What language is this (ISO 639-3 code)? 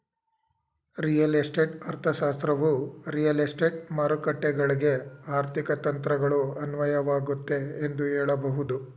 kan